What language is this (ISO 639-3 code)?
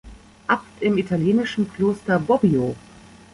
deu